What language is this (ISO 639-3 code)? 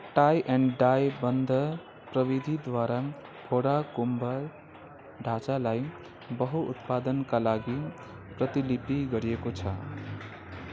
nep